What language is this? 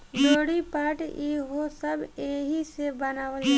Bhojpuri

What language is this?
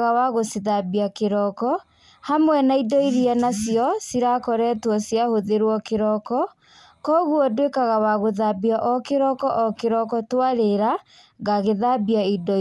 Kikuyu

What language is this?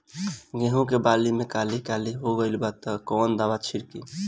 Bhojpuri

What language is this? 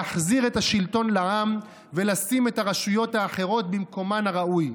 Hebrew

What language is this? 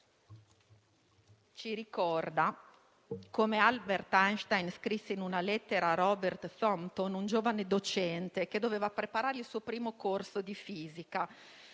Italian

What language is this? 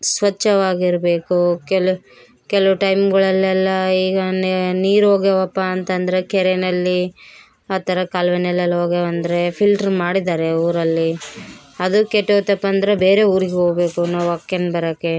Kannada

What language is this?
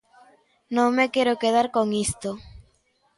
Galician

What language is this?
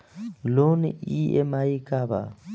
Bhojpuri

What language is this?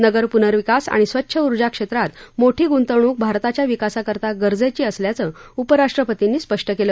Marathi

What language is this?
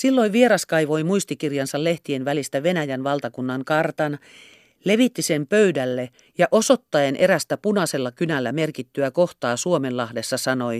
Finnish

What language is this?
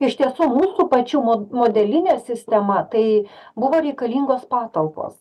Lithuanian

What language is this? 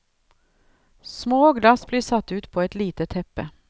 Norwegian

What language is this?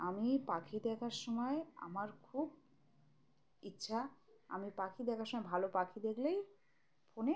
Bangla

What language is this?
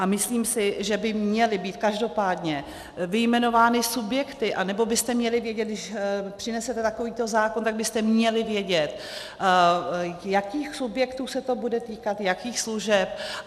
Czech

